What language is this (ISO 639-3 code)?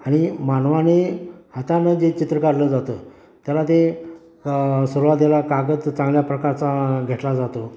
mar